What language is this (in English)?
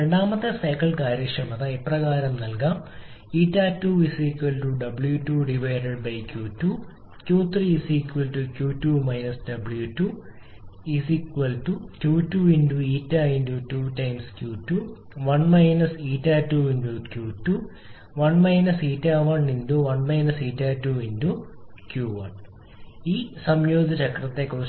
Malayalam